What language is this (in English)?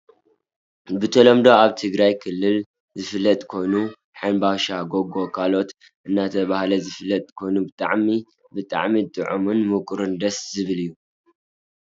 Tigrinya